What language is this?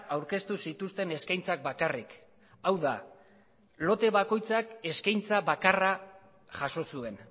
Basque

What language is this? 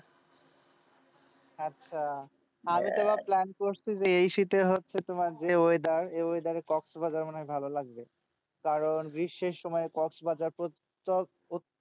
Bangla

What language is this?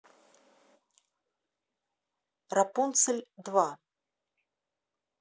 Russian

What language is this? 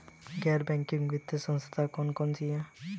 Hindi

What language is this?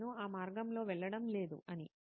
Telugu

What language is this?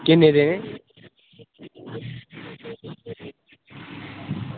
Dogri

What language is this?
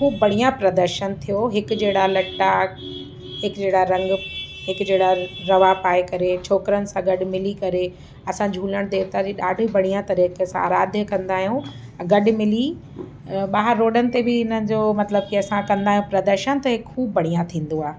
Sindhi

